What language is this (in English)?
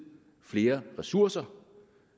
Danish